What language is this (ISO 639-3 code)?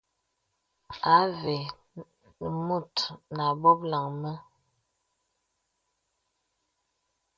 beb